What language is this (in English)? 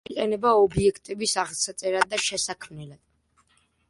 Georgian